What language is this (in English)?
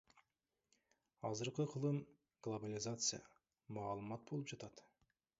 Kyrgyz